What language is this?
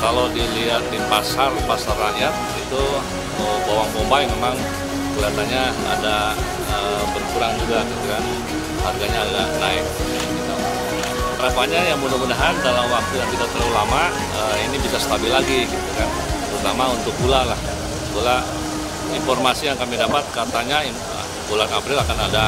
Indonesian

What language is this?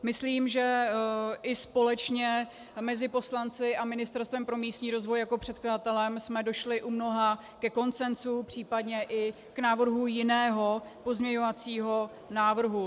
Czech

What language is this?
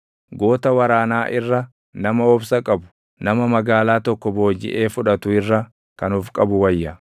Oromo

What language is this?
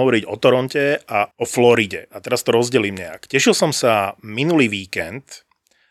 Slovak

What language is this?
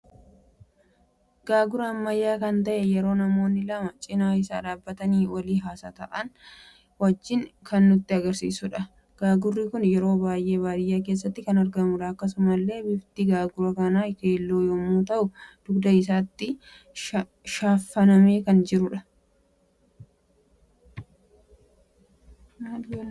Oromo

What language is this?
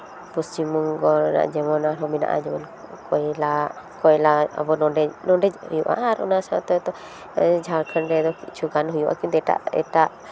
Santali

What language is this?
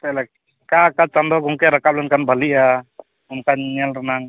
Santali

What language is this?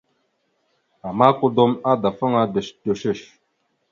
Mada (Cameroon)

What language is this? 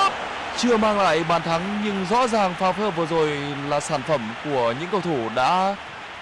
Vietnamese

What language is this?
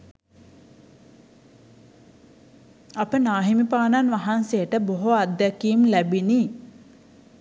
Sinhala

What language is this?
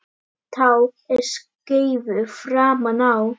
Icelandic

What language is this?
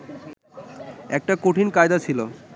Bangla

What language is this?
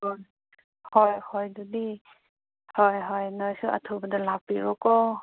Manipuri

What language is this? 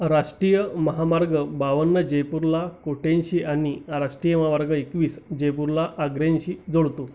Marathi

